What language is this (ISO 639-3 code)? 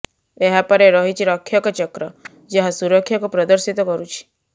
ori